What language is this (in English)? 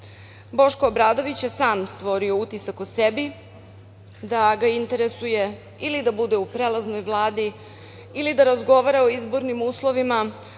Serbian